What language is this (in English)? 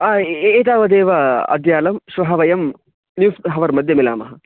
Sanskrit